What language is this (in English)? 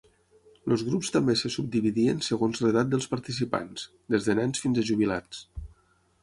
Catalan